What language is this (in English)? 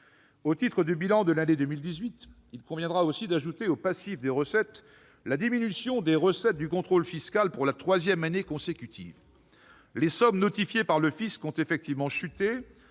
French